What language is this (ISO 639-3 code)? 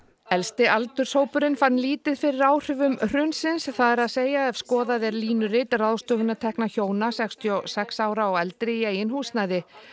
isl